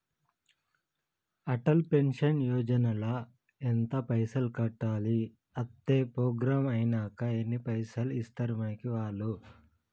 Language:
Telugu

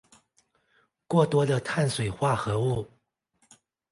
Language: Chinese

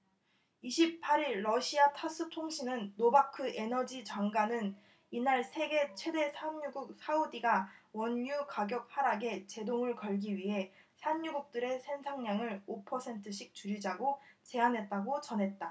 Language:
Korean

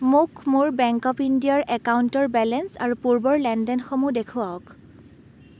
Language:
Assamese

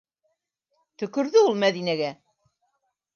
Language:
Bashkir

